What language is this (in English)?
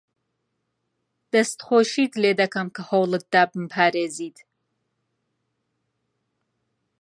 Central Kurdish